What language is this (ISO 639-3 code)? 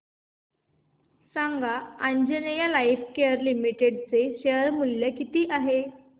mar